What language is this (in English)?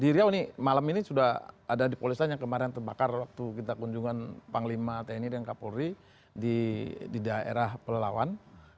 Indonesian